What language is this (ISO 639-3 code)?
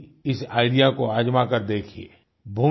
hin